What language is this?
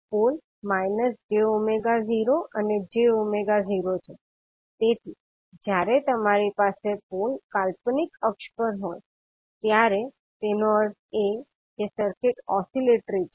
Gujarati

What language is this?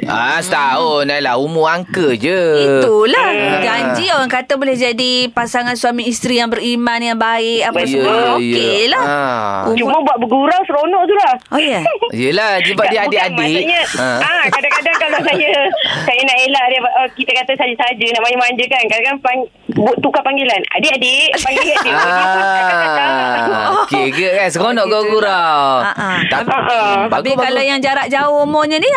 Malay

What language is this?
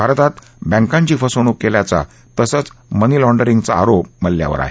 Marathi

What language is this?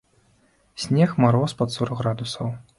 Belarusian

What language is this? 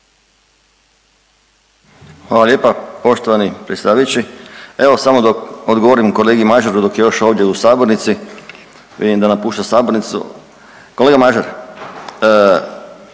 Croatian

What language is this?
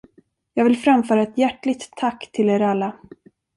Swedish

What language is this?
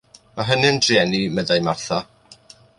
Welsh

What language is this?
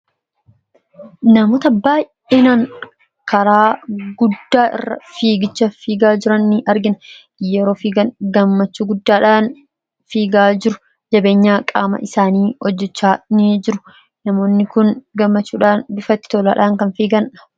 Oromo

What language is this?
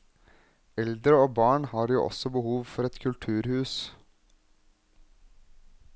Norwegian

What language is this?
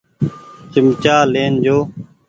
Goaria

